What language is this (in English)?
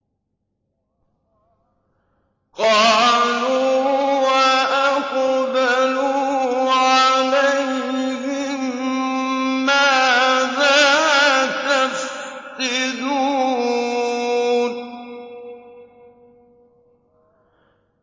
Arabic